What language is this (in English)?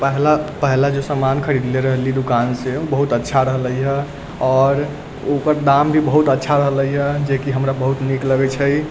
Maithili